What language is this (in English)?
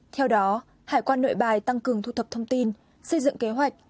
Vietnamese